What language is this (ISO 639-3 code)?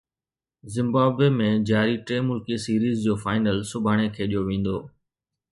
snd